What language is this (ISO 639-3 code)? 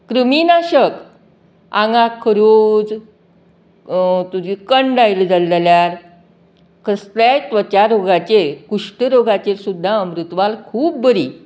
kok